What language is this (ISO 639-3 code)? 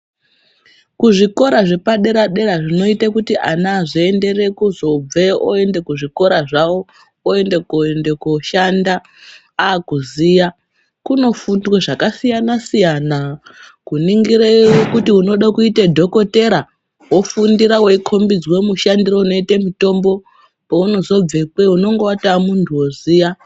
ndc